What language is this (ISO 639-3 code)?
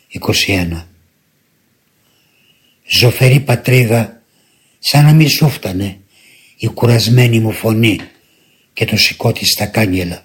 ell